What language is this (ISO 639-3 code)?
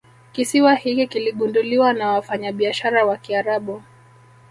swa